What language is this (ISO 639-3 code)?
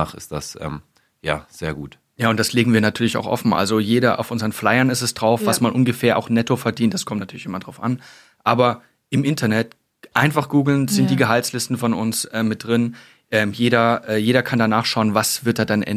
deu